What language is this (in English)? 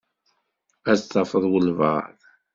Kabyle